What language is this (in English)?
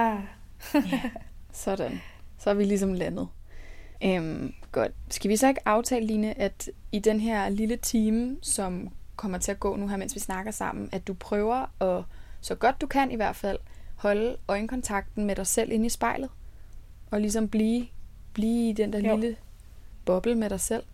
Danish